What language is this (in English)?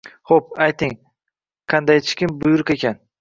Uzbek